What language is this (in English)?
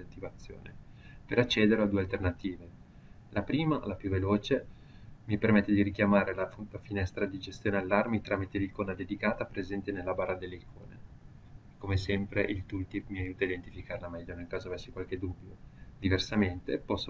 Italian